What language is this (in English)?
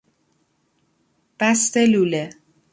Persian